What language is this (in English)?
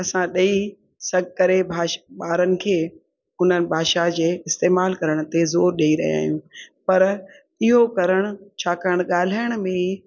Sindhi